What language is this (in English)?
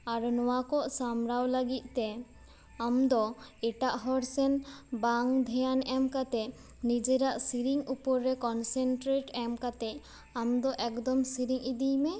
Santali